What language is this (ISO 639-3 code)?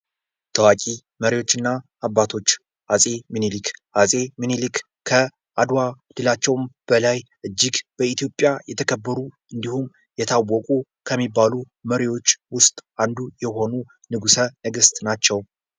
amh